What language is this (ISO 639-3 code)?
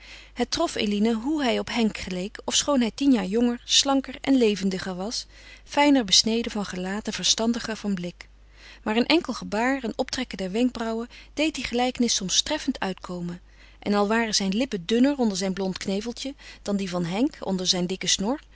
nld